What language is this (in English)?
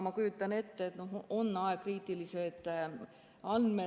Estonian